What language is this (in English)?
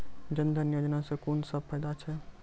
Maithili